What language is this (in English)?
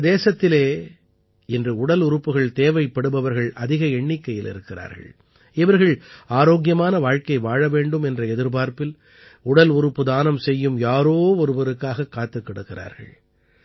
Tamil